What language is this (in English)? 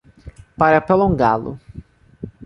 Portuguese